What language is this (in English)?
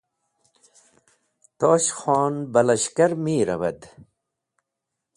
Wakhi